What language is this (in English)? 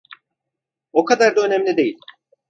Turkish